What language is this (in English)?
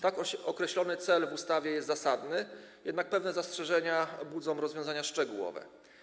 Polish